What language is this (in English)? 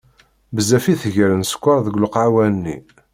Kabyle